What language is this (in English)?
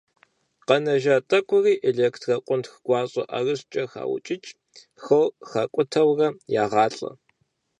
Kabardian